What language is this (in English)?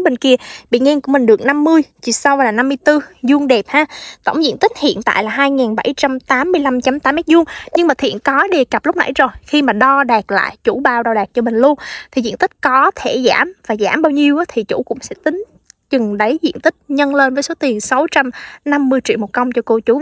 Vietnamese